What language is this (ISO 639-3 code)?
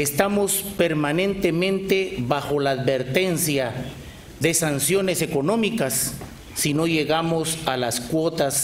spa